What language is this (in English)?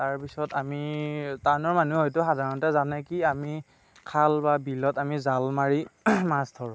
Assamese